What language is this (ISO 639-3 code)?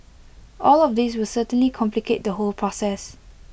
eng